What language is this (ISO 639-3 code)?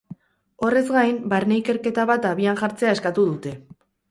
eus